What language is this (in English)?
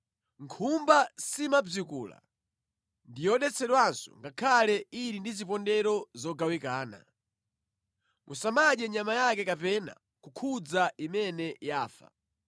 Nyanja